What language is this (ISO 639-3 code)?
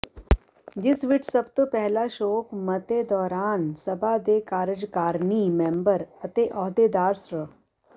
pan